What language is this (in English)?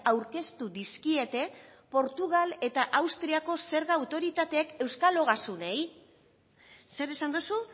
Basque